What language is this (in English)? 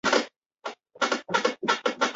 Chinese